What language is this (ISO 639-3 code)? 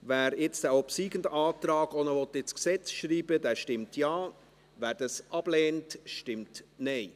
gsw